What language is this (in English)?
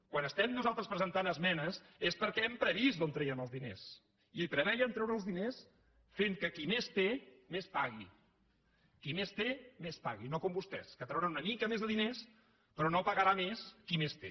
Catalan